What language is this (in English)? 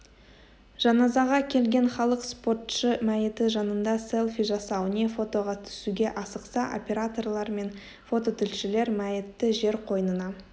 Kazakh